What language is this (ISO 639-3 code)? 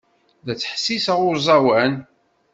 kab